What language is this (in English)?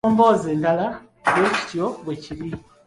Ganda